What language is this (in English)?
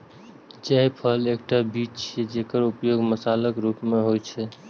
Maithili